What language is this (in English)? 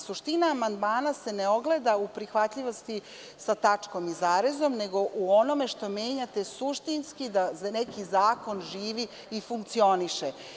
Serbian